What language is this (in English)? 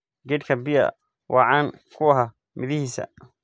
Somali